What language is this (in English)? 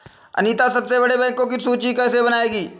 Hindi